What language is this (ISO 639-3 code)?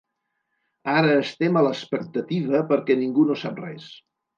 cat